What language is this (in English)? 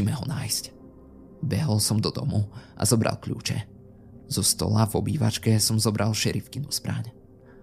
Slovak